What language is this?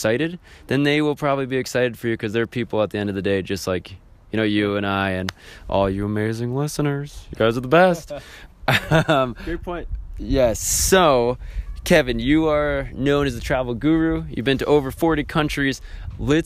English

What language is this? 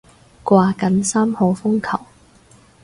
Cantonese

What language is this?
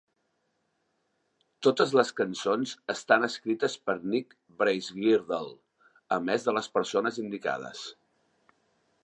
Catalan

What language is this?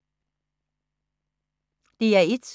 Danish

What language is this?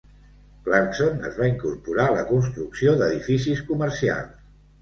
Catalan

